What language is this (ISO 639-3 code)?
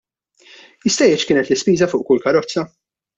mlt